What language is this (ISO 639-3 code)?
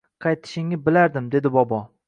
uzb